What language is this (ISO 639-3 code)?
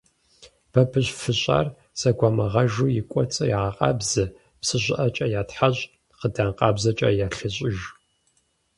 kbd